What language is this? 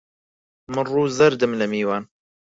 Central Kurdish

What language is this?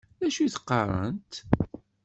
Kabyle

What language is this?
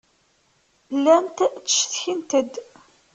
Kabyle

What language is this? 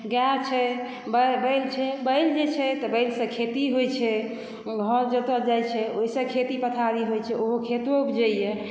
Maithili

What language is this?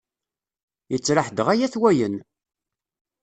Kabyle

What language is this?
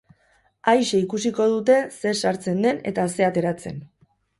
Basque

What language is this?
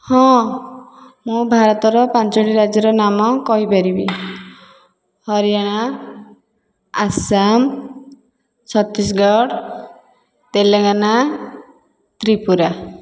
Odia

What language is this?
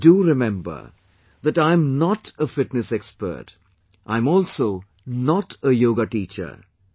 English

